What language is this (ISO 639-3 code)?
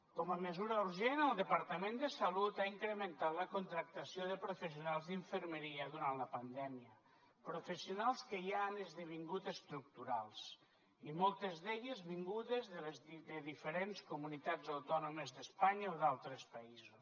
cat